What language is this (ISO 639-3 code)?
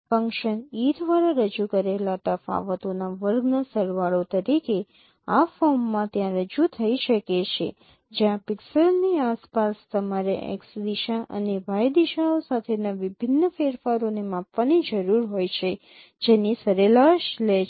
guj